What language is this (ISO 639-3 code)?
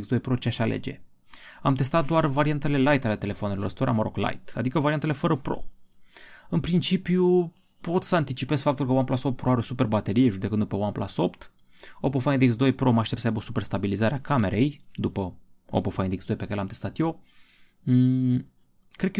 ron